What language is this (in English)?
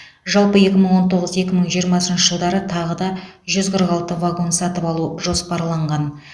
Kazakh